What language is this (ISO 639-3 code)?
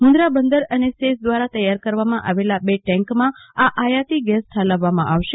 guj